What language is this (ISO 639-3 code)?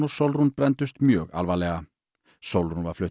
isl